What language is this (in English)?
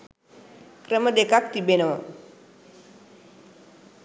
Sinhala